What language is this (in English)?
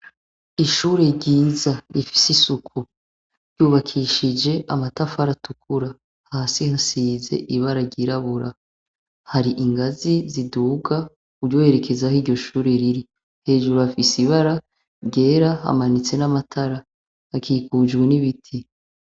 Rundi